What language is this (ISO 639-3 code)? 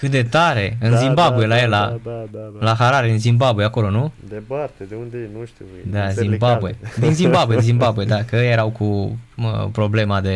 ron